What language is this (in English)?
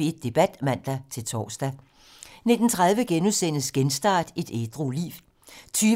Danish